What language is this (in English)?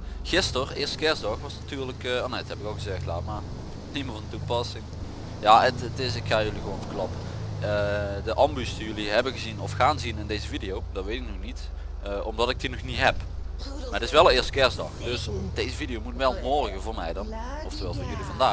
Dutch